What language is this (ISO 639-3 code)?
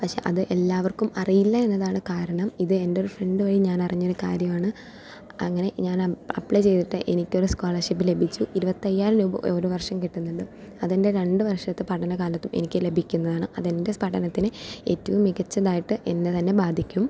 mal